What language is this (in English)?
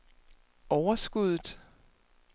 Danish